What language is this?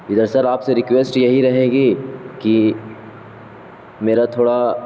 Urdu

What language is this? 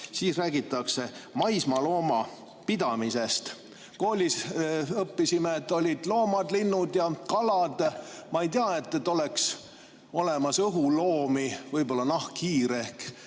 Estonian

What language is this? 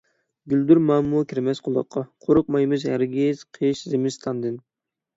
Uyghur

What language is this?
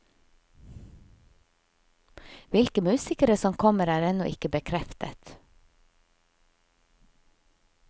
Norwegian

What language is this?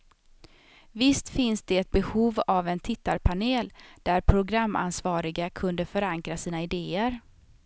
Swedish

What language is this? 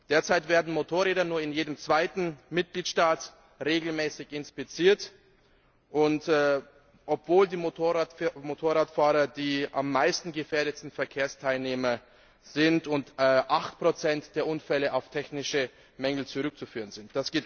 German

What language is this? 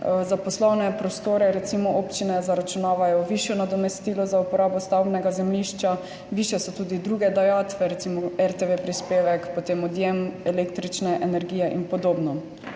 Slovenian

